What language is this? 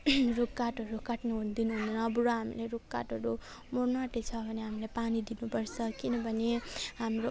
Nepali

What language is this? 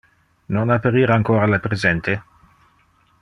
Interlingua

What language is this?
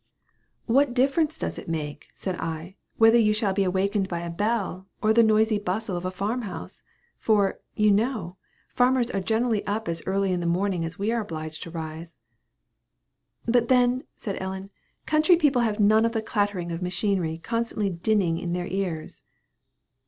English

